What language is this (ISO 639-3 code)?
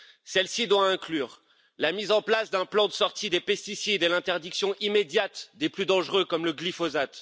fra